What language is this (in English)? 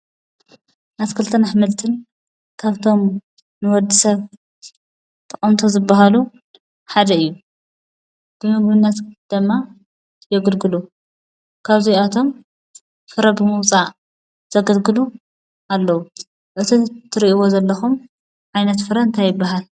Tigrinya